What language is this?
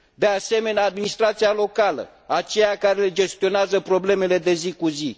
Romanian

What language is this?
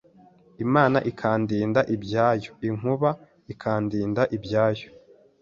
Kinyarwanda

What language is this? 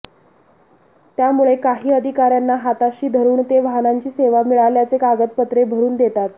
Marathi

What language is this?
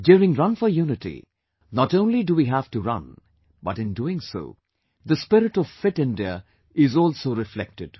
English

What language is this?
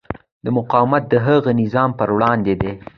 Pashto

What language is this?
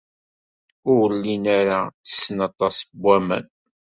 Kabyle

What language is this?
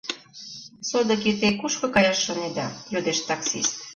Mari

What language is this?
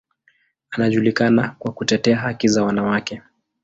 Swahili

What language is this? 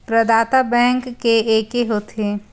Chhattisgarhi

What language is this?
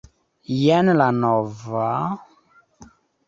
Esperanto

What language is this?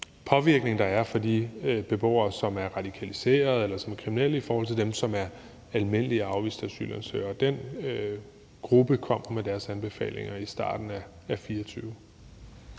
Danish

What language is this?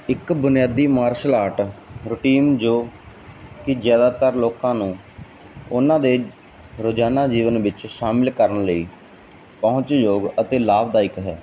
Punjabi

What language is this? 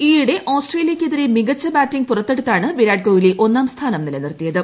Malayalam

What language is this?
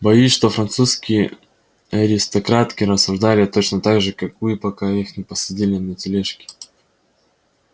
Russian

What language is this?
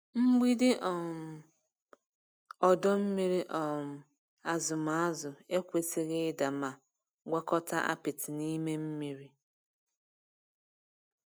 Igbo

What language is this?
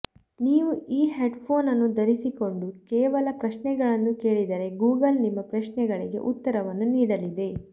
Kannada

